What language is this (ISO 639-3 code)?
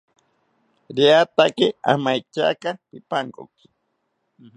cpy